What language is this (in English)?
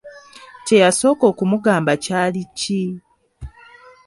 Ganda